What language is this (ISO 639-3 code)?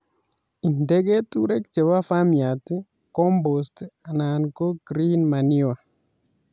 kln